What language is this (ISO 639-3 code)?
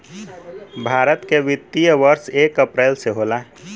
bho